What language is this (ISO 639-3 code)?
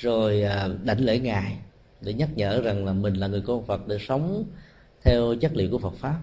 vie